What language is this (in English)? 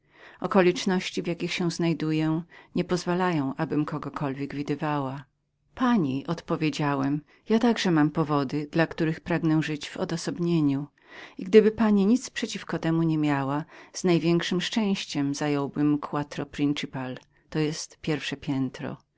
Polish